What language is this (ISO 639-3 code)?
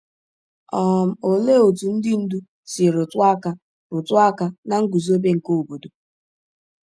ibo